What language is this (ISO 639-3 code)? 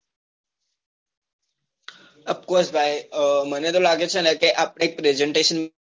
guj